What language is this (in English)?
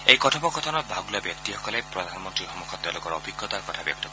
Assamese